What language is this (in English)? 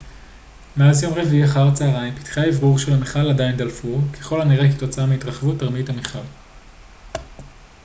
Hebrew